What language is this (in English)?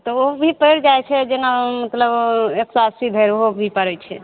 Maithili